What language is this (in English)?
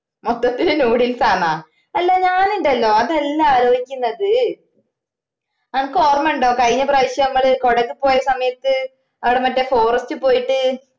Malayalam